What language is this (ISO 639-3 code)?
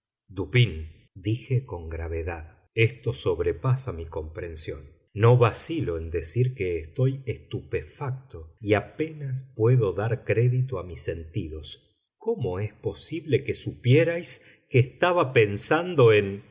spa